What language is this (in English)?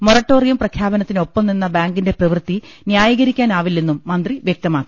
Malayalam